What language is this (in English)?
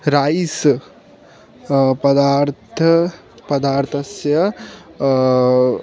Sanskrit